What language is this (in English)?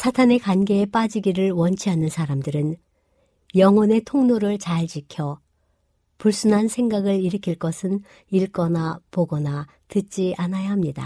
Korean